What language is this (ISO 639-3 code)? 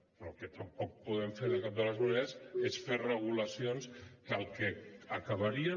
cat